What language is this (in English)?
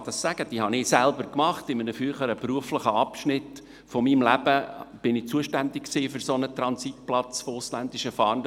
Swiss German